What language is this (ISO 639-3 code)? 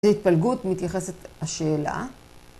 heb